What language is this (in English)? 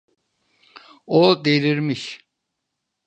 Turkish